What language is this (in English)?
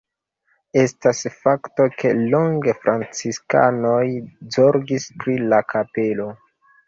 Esperanto